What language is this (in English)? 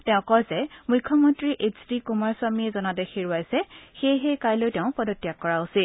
Assamese